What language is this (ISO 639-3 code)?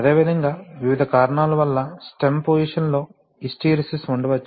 tel